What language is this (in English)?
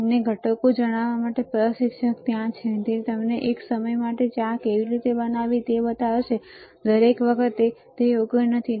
Gujarati